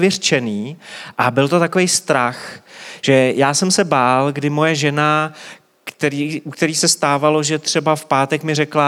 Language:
Czech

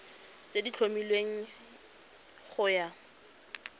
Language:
Tswana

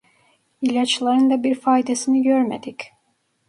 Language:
Turkish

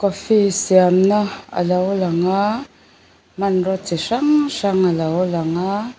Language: Mizo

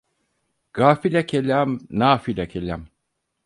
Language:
Turkish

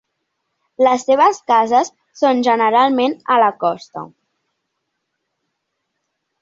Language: Catalan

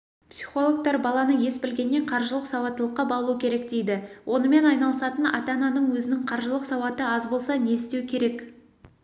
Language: Kazakh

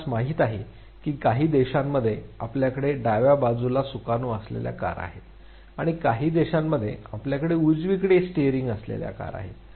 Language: Marathi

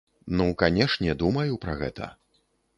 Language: Belarusian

